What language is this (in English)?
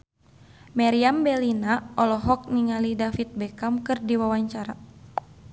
Sundanese